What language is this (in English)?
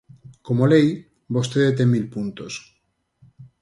Galician